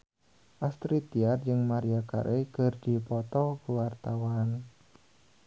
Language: Sundanese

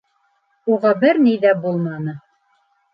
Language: Bashkir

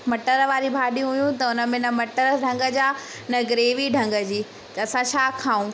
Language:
Sindhi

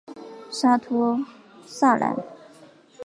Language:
Chinese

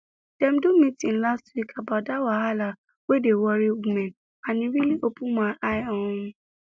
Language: Nigerian Pidgin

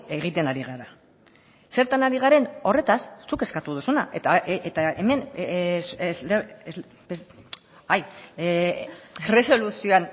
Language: Basque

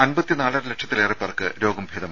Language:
Malayalam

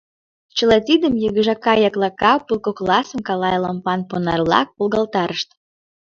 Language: Mari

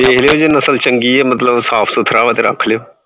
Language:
Punjabi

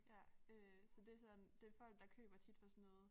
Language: Danish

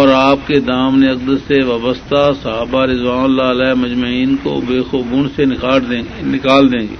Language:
Urdu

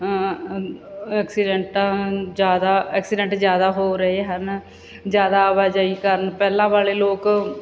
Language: Punjabi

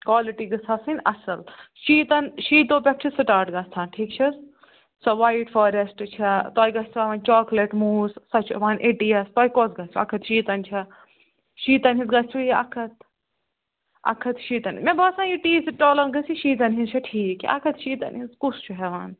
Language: Kashmiri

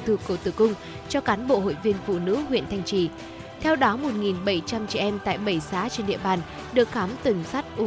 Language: Vietnamese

